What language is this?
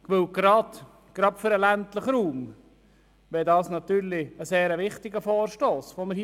Swiss German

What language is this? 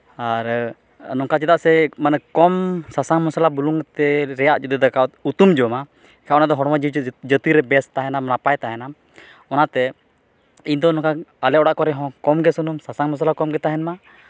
Santali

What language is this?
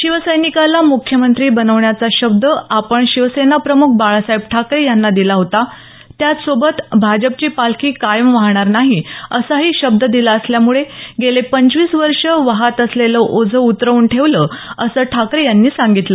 Marathi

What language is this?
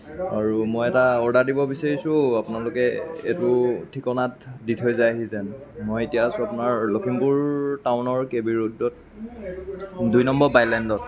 Assamese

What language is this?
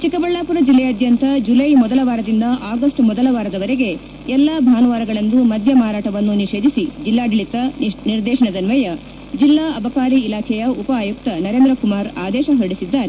Kannada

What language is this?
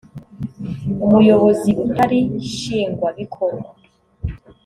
Kinyarwanda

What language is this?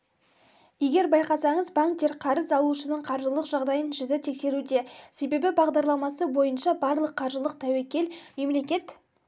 Kazakh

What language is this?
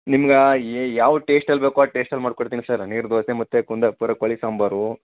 Kannada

